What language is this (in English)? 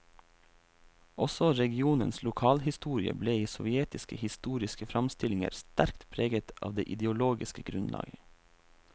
Norwegian